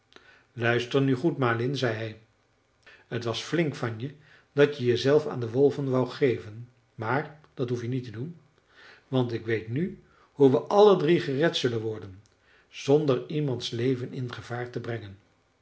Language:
Dutch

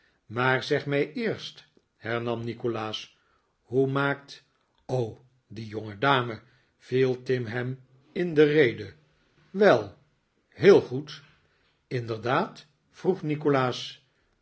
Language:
Dutch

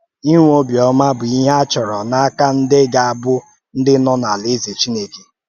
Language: Igbo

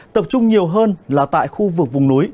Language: Vietnamese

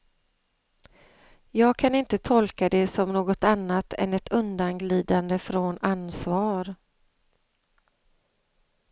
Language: Swedish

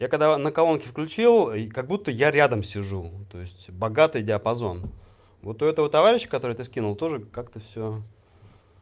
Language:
Russian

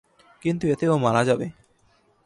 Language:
Bangla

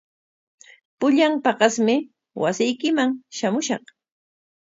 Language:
Corongo Ancash Quechua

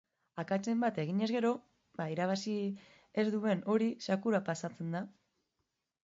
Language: Basque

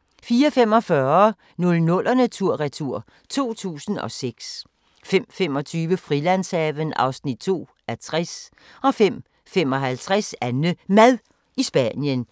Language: Danish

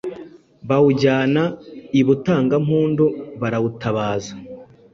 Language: Kinyarwanda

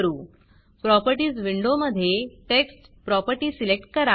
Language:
Marathi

